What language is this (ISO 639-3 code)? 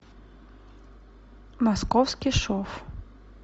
rus